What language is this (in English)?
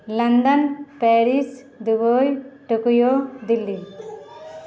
Maithili